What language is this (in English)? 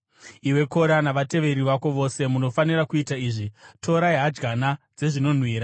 Shona